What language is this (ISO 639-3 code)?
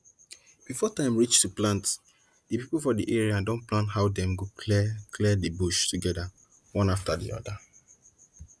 pcm